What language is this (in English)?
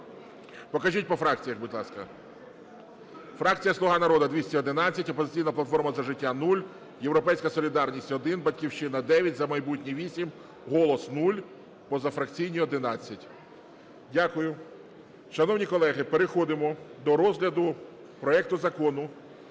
Ukrainian